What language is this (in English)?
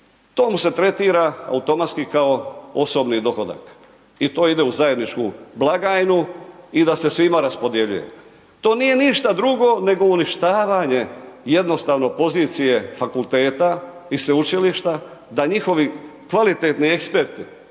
Croatian